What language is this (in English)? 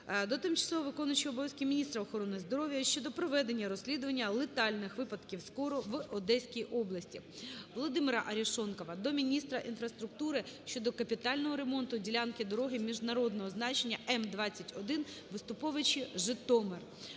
Ukrainian